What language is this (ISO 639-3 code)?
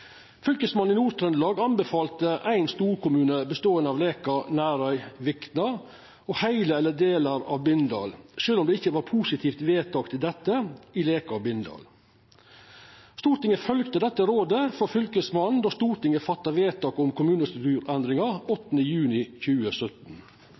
nno